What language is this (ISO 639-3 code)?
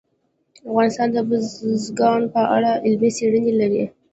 pus